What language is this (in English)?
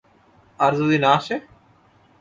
Bangla